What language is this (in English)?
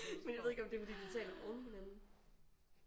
Danish